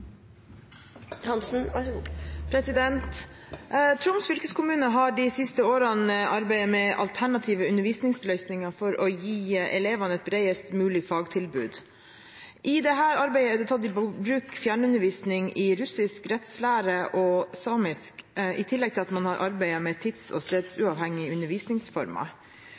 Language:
Norwegian Bokmål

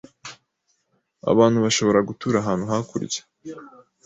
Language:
Kinyarwanda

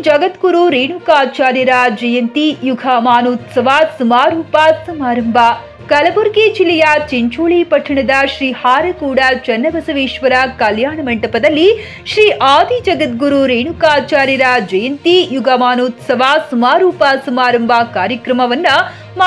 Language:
Kannada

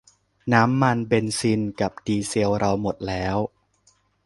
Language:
Thai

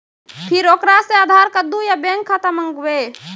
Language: Maithili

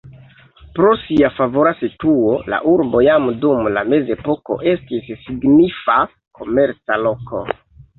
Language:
Esperanto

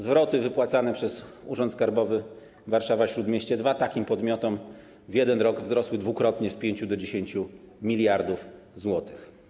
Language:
Polish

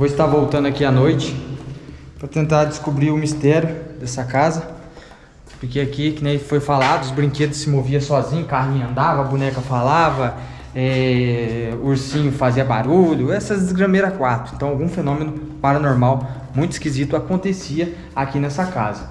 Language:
Portuguese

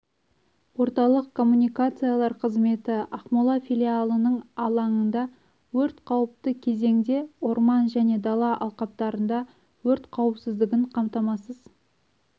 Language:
Kazakh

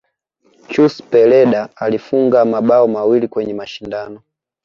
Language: Swahili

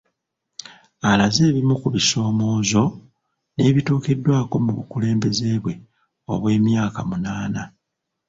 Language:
Ganda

